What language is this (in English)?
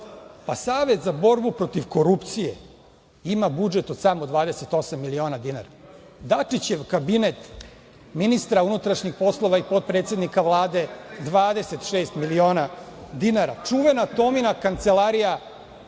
Serbian